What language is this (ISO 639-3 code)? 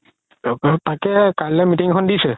asm